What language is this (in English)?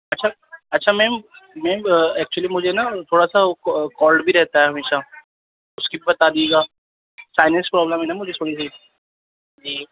Urdu